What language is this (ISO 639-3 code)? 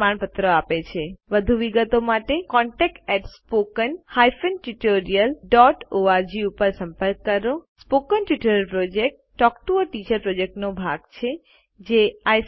guj